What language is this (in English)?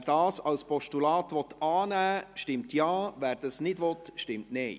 Swiss German